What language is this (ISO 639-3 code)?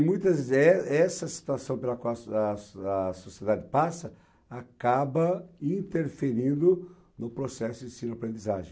por